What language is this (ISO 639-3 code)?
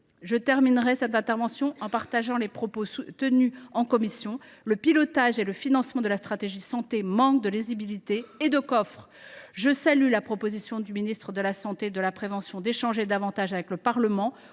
fra